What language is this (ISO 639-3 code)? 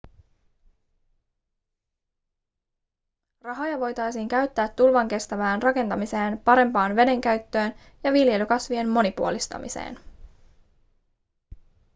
fin